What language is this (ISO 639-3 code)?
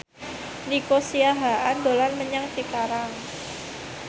jav